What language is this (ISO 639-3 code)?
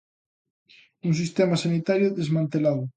glg